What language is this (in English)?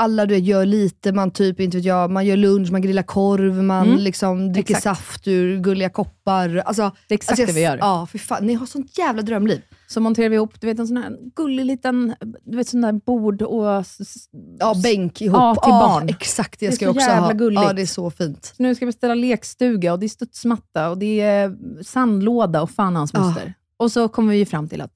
Swedish